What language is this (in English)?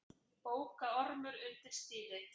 Icelandic